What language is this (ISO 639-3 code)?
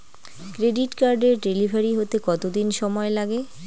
ben